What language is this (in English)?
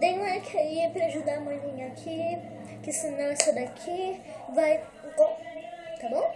Portuguese